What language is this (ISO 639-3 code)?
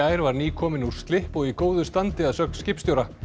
isl